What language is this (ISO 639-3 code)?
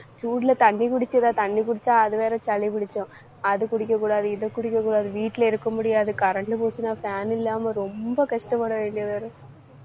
tam